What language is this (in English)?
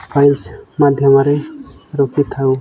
Odia